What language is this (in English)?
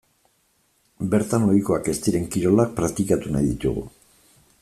Basque